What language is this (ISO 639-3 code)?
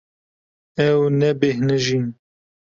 kur